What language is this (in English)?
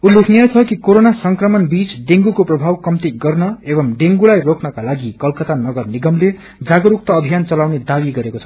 Nepali